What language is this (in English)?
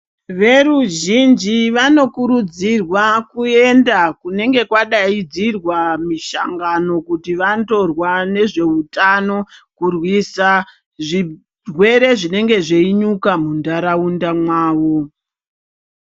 Ndau